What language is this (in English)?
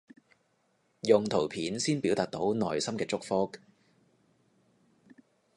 Cantonese